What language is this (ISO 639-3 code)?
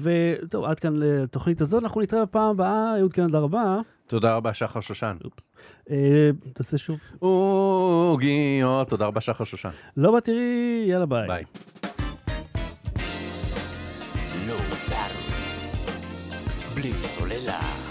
heb